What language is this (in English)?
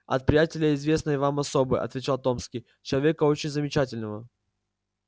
Russian